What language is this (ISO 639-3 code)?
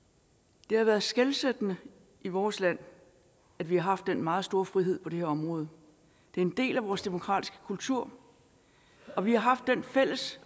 dan